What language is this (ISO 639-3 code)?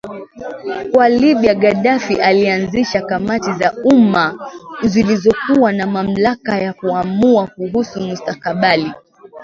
swa